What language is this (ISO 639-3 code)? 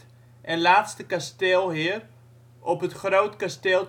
nld